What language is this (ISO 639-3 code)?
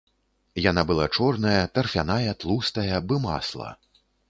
bel